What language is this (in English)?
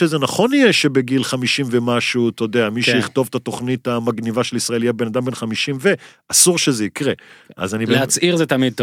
Hebrew